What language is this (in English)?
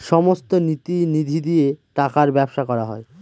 Bangla